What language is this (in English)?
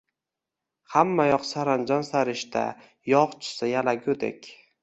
Uzbek